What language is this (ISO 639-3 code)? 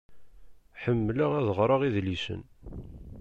kab